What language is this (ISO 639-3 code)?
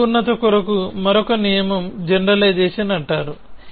tel